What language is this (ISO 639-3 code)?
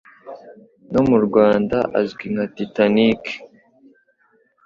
kin